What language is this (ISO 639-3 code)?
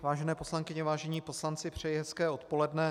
ces